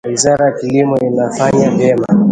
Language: Swahili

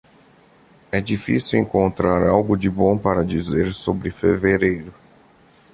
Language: Portuguese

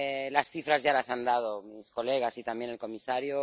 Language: Spanish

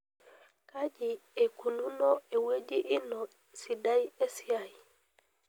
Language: Masai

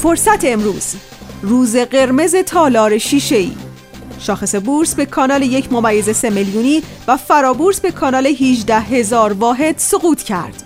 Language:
Persian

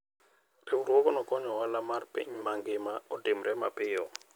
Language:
Luo (Kenya and Tanzania)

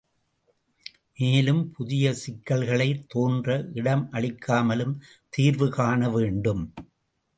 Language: Tamil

